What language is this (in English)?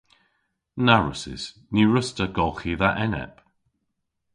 Cornish